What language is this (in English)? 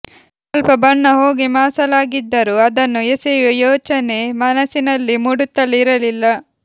Kannada